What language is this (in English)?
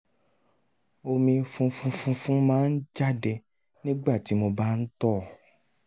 Yoruba